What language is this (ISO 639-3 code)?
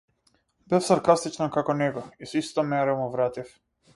mkd